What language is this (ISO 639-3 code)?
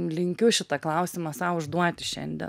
lit